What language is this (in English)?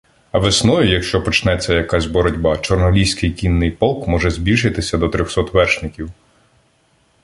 Ukrainian